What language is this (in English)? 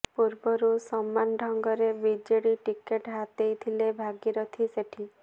Odia